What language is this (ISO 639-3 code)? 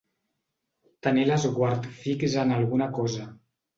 cat